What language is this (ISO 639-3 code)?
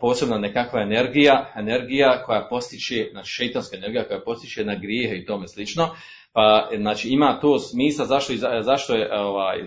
hrv